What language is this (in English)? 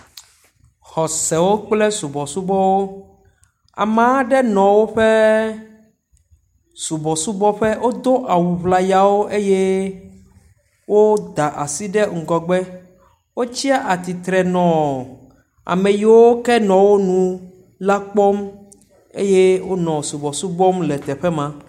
Ewe